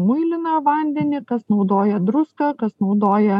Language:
Lithuanian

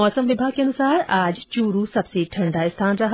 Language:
Hindi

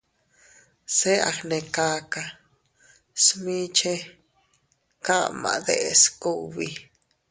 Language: Teutila Cuicatec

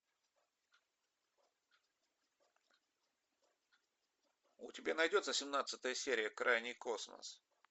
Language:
Russian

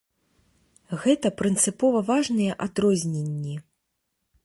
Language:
Belarusian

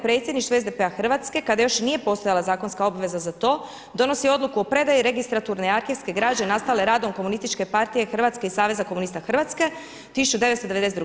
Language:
Croatian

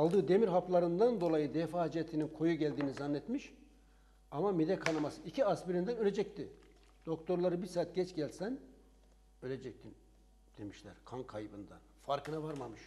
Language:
Turkish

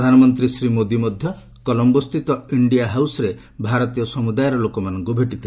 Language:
Odia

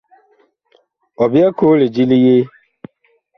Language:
Bakoko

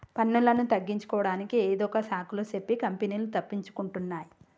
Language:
Telugu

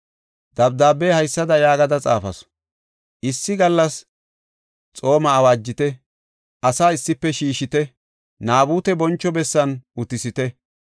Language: Gofa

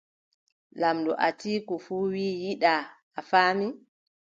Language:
Adamawa Fulfulde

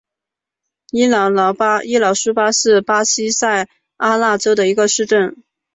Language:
Chinese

